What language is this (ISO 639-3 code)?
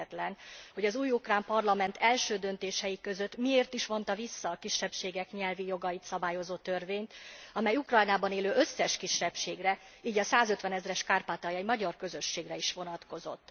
hun